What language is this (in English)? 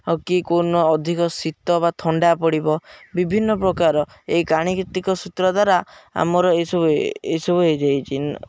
Odia